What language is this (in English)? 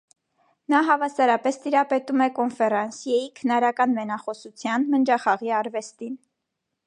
Armenian